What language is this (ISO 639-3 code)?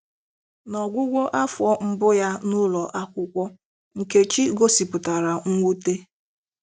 ibo